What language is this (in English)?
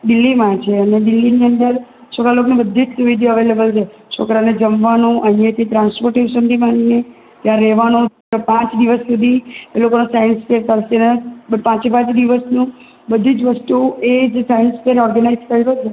Gujarati